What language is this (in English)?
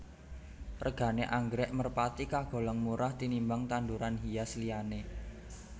Javanese